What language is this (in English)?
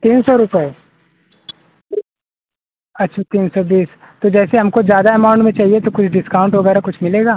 Hindi